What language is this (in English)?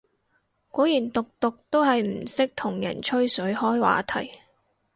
Cantonese